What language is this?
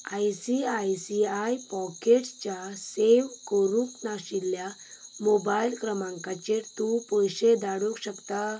Konkani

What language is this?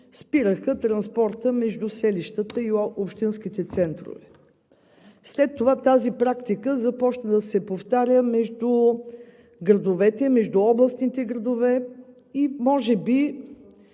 Bulgarian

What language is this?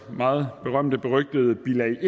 Danish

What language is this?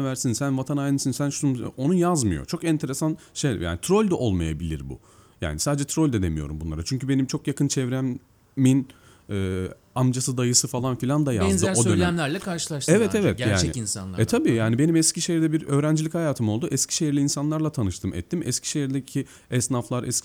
Turkish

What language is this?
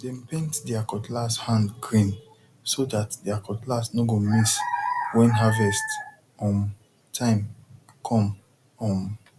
Nigerian Pidgin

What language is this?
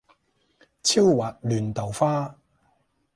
Cantonese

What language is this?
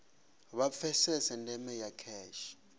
Venda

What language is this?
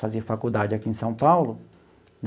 Portuguese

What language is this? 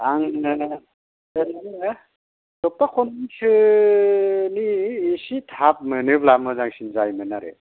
Bodo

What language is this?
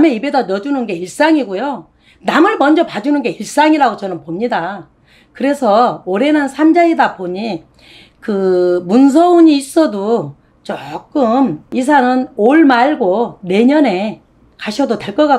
Korean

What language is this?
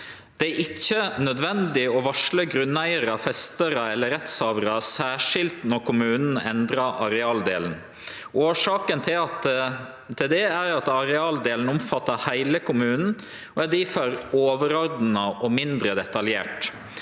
Norwegian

